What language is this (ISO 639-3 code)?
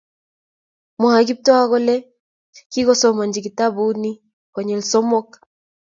kln